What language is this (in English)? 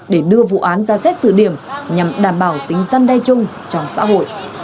Vietnamese